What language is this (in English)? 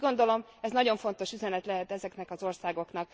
Hungarian